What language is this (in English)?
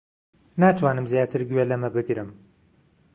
Central Kurdish